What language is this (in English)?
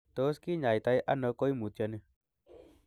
Kalenjin